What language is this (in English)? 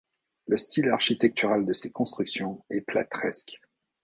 French